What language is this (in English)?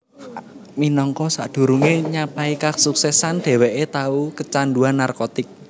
Javanese